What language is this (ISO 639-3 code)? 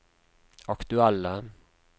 nor